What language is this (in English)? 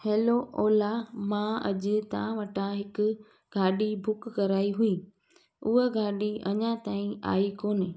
Sindhi